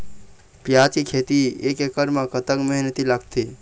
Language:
Chhattisgarhi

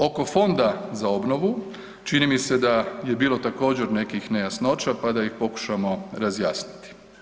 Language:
Croatian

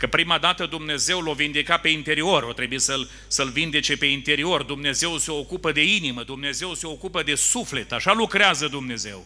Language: Romanian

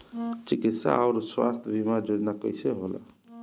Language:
Bhojpuri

